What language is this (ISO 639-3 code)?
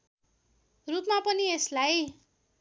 nep